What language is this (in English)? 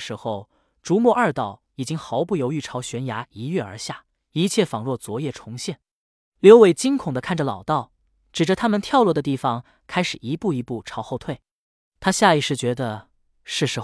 Chinese